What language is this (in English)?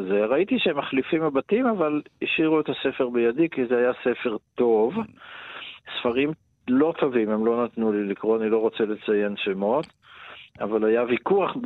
Hebrew